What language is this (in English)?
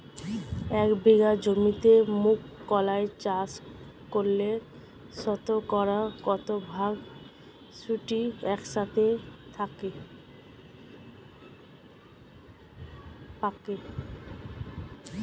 Bangla